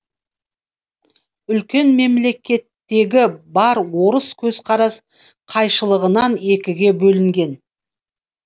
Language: Kazakh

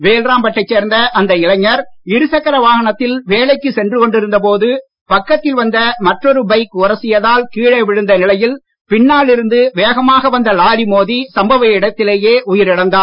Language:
Tamil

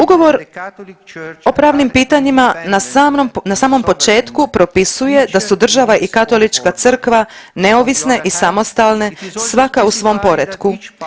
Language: Croatian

